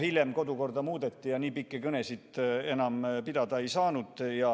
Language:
Estonian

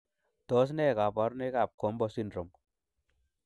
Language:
Kalenjin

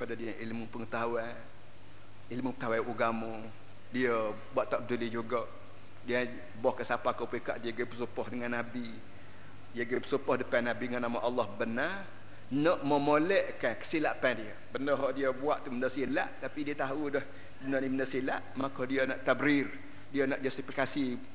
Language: Malay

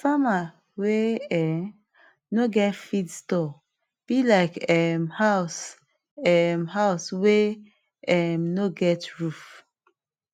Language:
Nigerian Pidgin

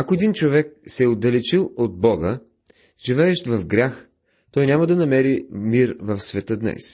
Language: Bulgarian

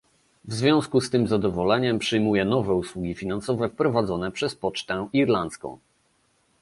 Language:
Polish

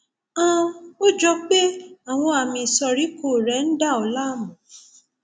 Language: Yoruba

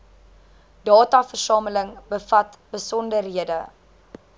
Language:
Afrikaans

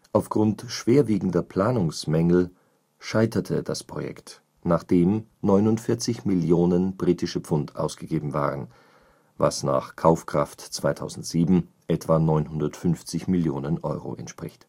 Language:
German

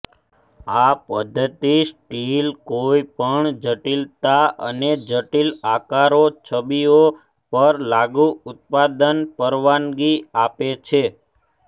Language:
Gujarati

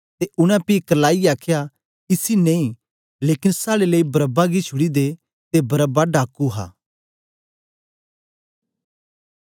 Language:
Dogri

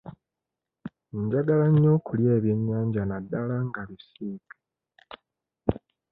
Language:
Ganda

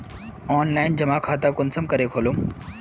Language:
Magahi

